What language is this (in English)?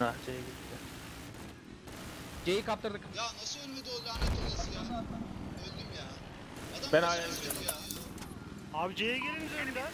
Turkish